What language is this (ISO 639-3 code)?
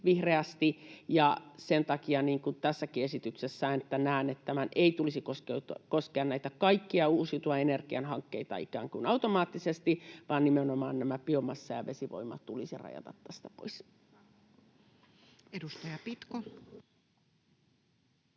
fin